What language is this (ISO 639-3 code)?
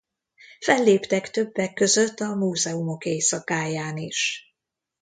hun